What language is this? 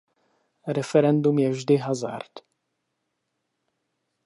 Czech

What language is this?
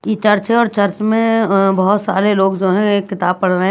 Hindi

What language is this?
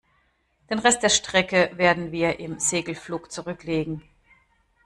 German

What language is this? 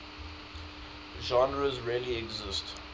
English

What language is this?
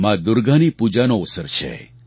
Gujarati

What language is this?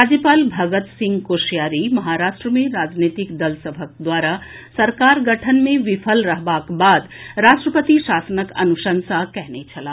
Maithili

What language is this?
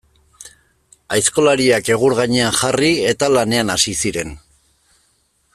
Basque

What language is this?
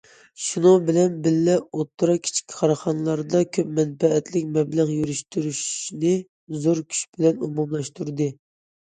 Uyghur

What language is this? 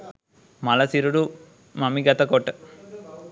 Sinhala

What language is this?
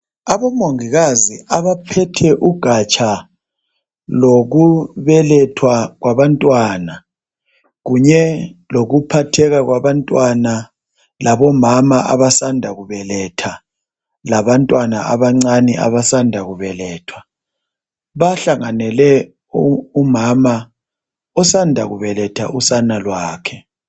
North Ndebele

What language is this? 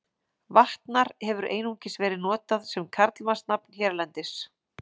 Icelandic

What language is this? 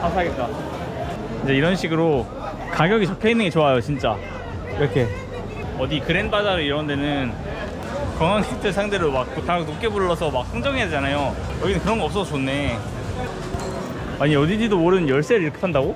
Korean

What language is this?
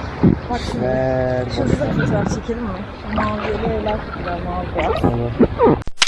Turkish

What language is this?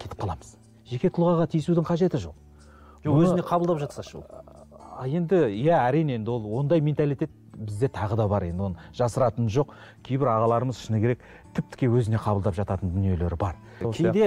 Turkish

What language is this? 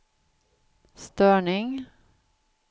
Swedish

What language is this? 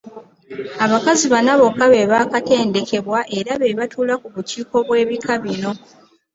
Ganda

